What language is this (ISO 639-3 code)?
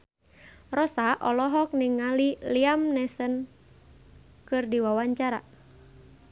sun